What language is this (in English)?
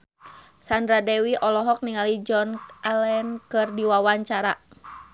Sundanese